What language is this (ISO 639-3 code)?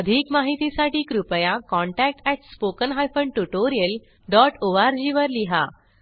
mar